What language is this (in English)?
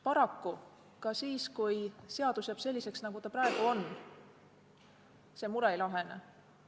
Estonian